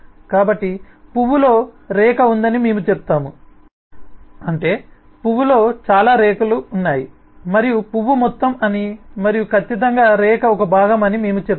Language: Telugu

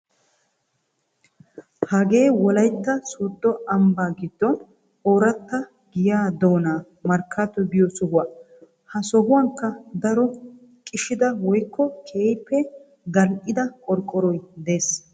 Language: Wolaytta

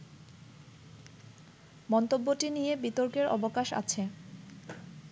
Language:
Bangla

